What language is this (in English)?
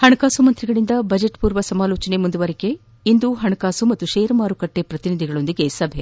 Kannada